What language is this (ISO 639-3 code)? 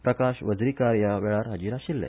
kok